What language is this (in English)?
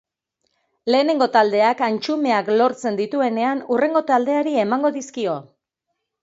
Basque